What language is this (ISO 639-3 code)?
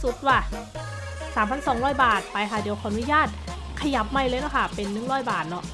tha